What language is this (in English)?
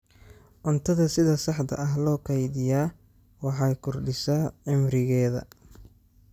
Somali